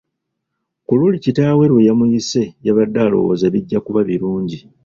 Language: Ganda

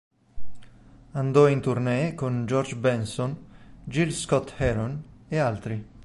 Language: Italian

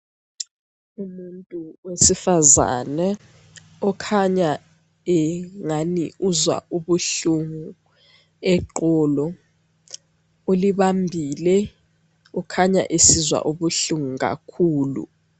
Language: North Ndebele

